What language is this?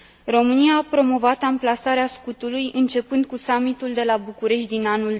Romanian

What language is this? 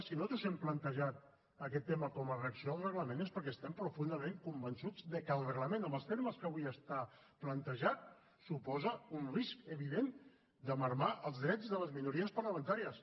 Catalan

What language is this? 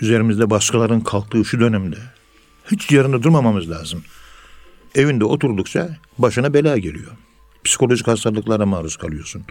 Turkish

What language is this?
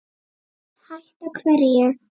Icelandic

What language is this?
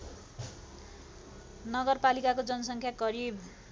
Nepali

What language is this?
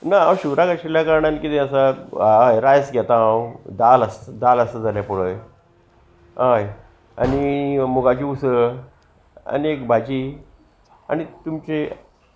Konkani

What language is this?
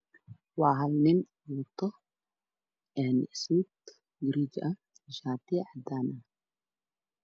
Somali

